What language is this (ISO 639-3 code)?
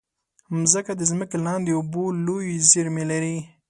pus